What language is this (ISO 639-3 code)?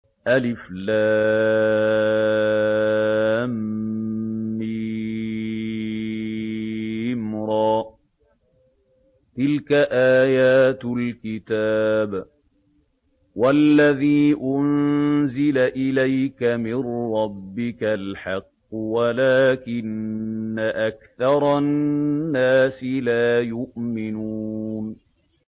ara